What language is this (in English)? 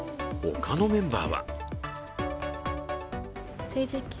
Japanese